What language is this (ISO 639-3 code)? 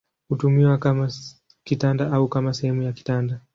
swa